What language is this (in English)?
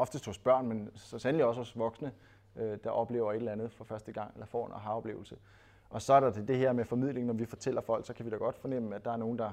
Danish